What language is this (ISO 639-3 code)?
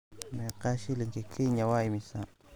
som